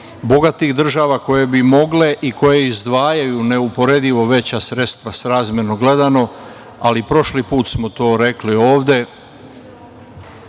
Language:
Serbian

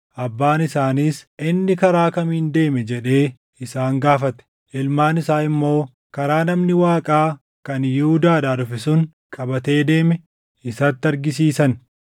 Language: Oromo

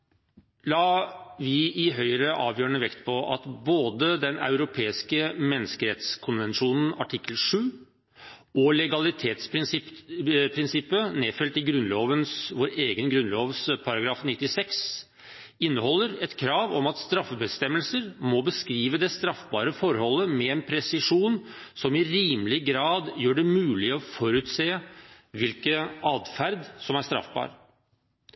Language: Norwegian Bokmål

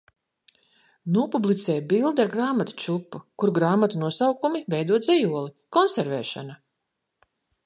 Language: Latvian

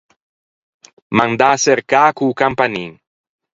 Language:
Ligurian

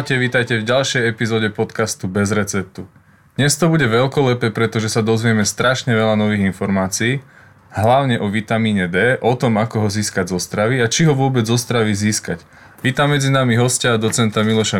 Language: Slovak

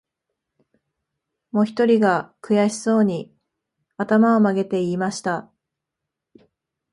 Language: Japanese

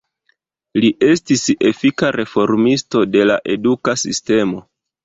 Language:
Esperanto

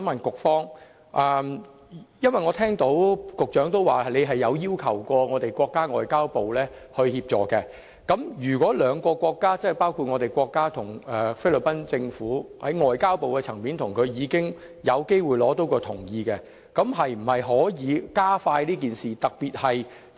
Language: Cantonese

